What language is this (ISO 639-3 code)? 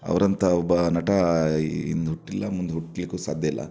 kan